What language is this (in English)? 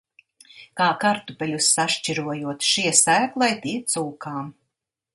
Latvian